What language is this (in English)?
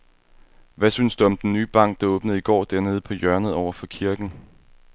Danish